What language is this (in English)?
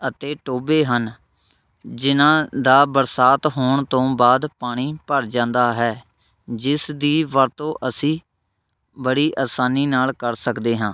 Punjabi